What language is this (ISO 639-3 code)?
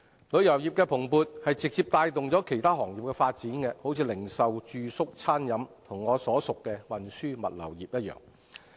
yue